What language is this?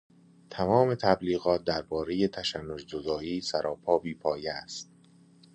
Persian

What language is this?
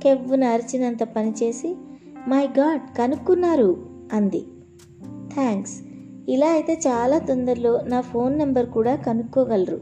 Telugu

